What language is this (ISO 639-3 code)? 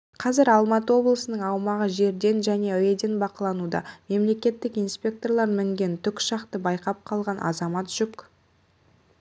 kaz